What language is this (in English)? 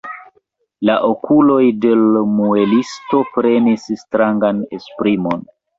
Esperanto